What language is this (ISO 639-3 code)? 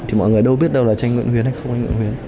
vie